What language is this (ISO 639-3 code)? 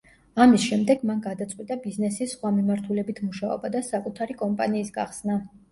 kat